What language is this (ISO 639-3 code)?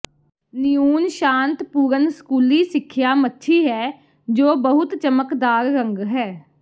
pan